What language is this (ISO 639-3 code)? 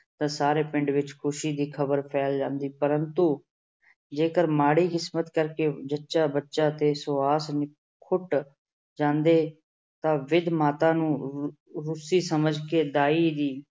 pan